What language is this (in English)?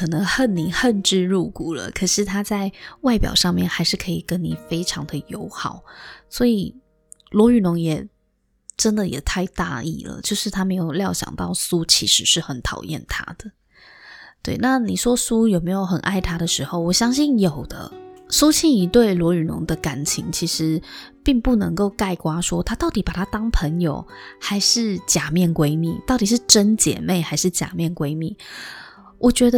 Chinese